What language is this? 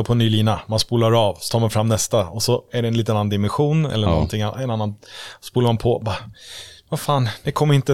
Swedish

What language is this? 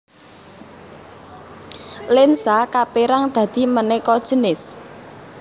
Javanese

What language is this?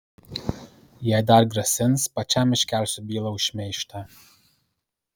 Lithuanian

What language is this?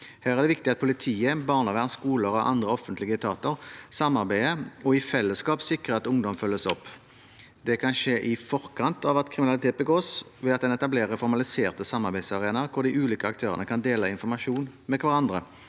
Norwegian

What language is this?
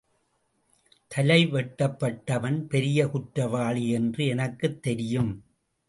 Tamil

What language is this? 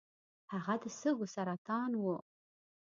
Pashto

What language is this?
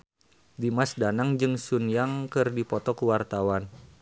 Sundanese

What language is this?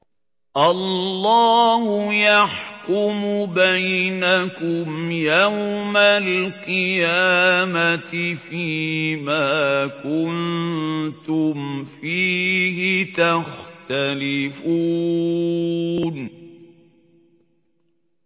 Arabic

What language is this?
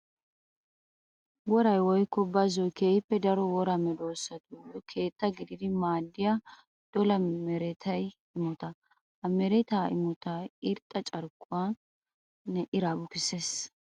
Wolaytta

